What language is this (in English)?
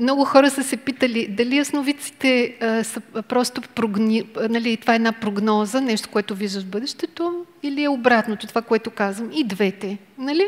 Bulgarian